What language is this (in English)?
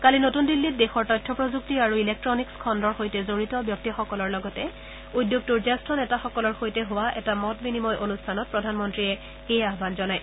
Assamese